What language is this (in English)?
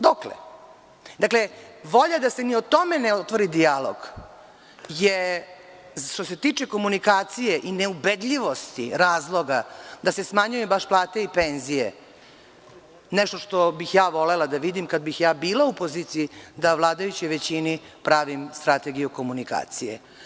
Serbian